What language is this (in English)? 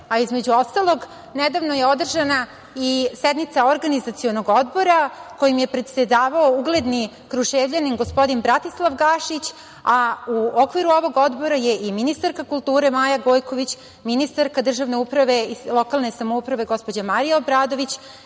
Serbian